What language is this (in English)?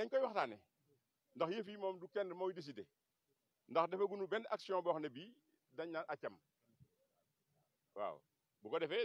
French